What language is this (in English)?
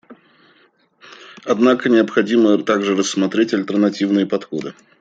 Russian